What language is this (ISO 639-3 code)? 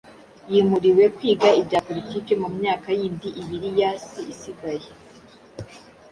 kin